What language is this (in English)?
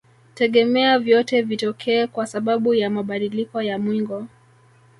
Swahili